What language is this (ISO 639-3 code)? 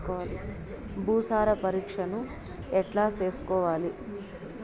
tel